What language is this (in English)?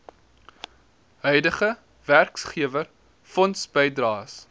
Afrikaans